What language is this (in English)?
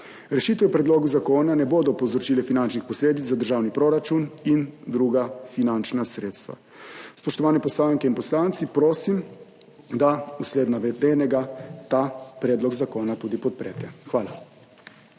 Slovenian